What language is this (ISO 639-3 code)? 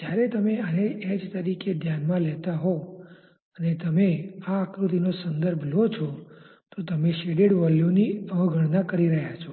guj